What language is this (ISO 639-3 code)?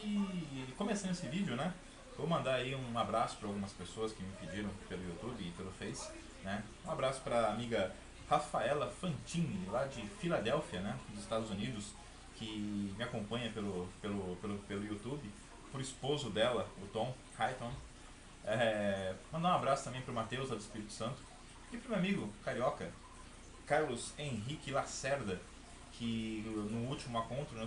por